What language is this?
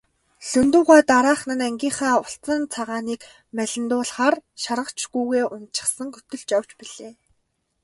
Mongolian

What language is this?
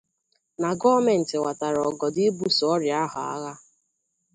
Igbo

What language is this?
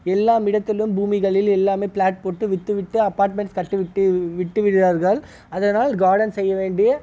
Tamil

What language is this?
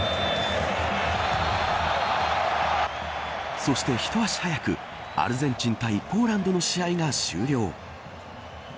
Japanese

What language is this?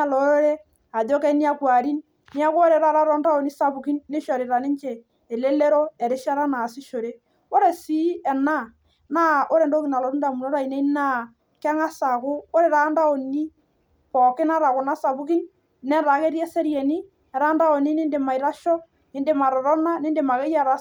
Masai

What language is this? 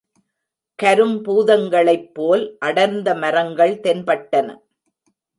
Tamil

